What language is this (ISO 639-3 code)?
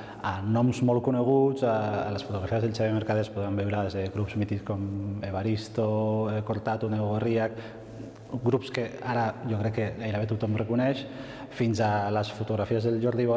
cat